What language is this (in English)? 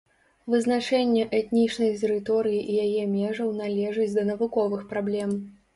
Belarusian